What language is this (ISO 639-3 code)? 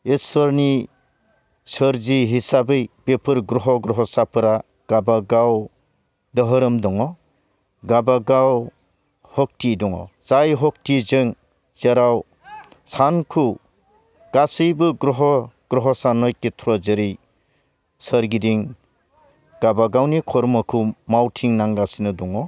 brx